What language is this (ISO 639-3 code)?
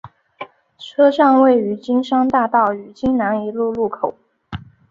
zho